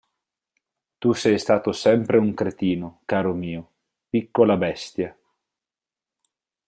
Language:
Italian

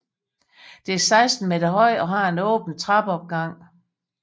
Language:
Danish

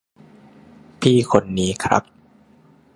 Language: Thai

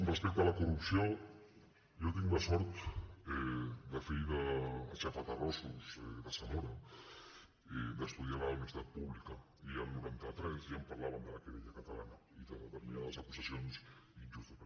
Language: Catalan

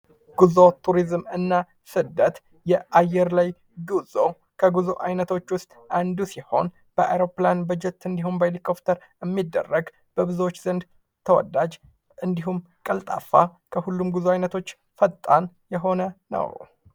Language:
Amharic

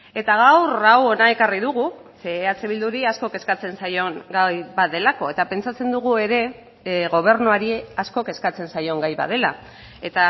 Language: Basque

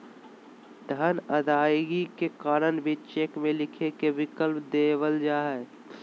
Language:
Magahi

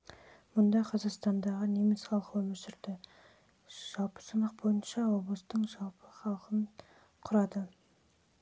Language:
Kazakh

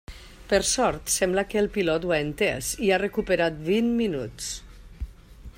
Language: Catalan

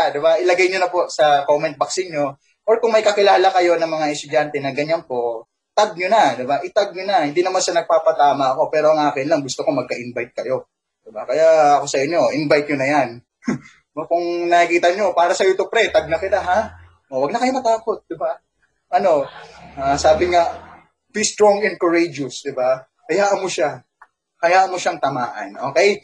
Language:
Filipino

